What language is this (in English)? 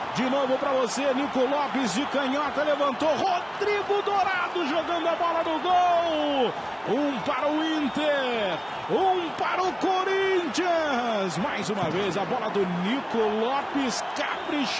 Portuguese